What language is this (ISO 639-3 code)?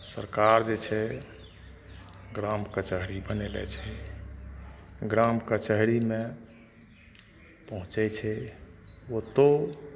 mai